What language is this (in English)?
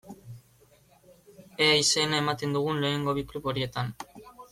Basque